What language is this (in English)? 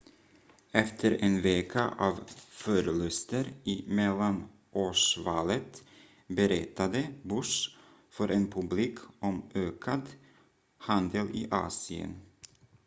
Swedish